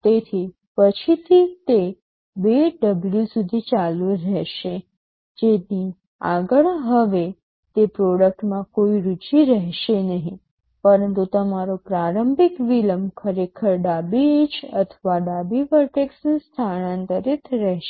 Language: Gujarati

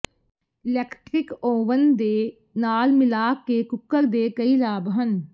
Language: Punjabi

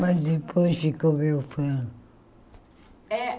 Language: Portuguese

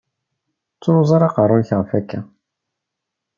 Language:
Kabyle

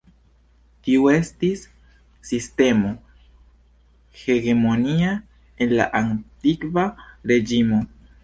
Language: Esperanto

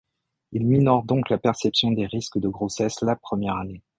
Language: French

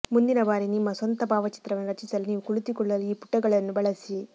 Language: Kannada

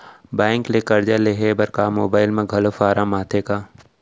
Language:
Chhattisgarhi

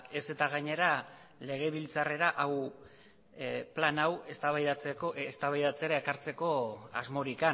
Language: Basque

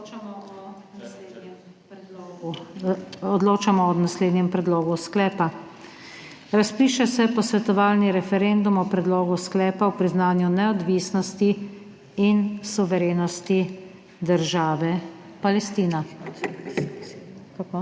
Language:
Slovenian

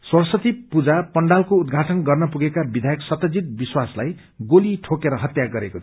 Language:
Nepali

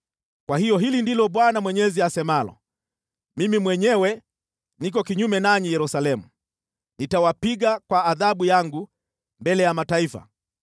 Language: Swahili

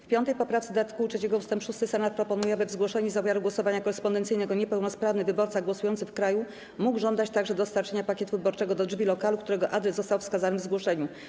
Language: Polish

